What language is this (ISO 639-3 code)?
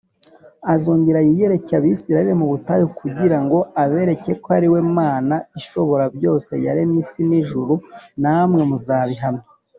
kin